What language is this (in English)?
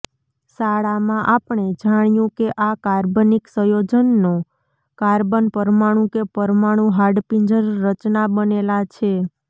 Gujarati